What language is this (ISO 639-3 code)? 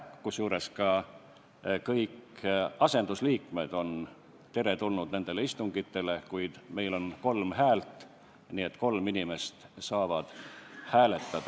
est